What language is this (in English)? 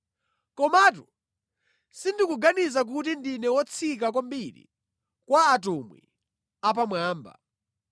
Nyanja